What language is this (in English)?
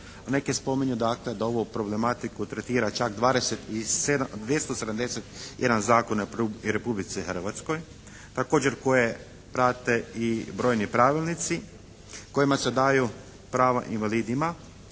Croatian